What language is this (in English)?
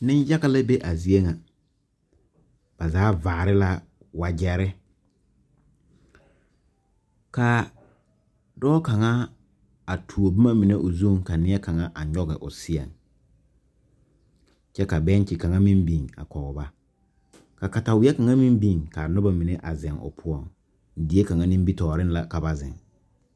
Southern Dagaare